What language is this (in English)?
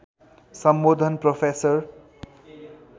Nepali